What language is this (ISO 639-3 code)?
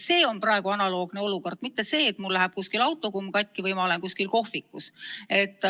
est